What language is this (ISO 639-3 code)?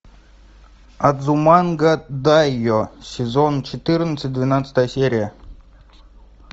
rus